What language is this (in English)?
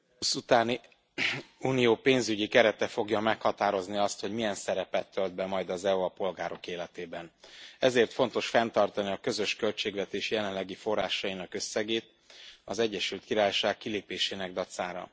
Hungarian